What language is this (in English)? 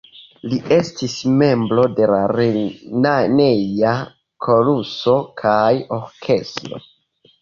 Esperanto